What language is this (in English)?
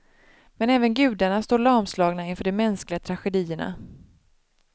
Swedish